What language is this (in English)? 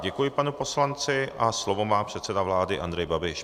Czech